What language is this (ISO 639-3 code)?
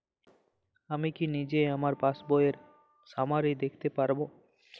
ben